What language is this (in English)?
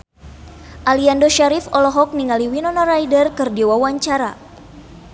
Sundanese